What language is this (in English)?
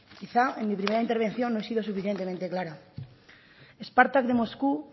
Spanish